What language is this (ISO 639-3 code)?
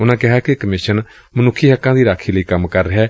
pan